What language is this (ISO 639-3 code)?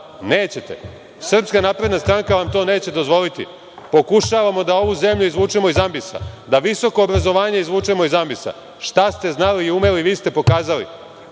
srp